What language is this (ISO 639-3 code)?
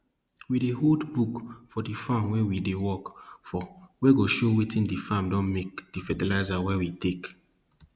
pcm